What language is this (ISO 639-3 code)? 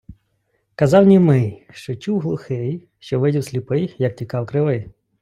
ukr